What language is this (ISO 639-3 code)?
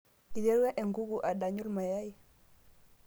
mas